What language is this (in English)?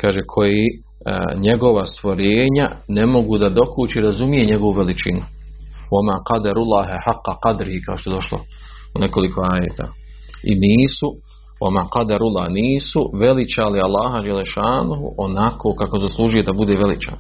Croatian